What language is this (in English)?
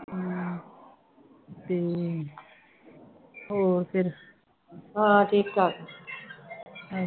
Punjabi